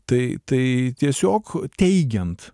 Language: Lithuanian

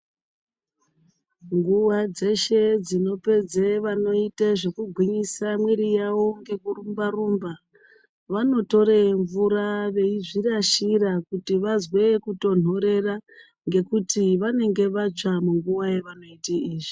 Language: Ndau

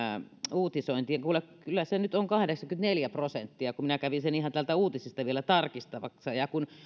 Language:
Finnish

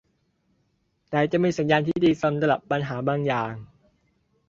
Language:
Thai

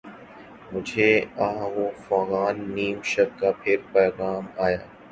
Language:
Urdu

